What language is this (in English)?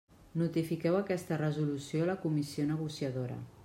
Catalan